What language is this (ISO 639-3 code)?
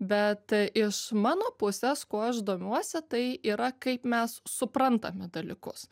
lit